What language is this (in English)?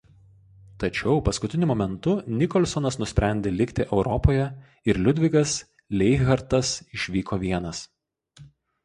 Lithuanian